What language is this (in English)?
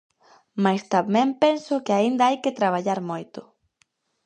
Galician